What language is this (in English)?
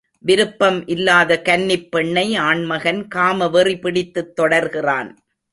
Tamil